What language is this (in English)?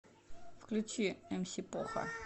Russian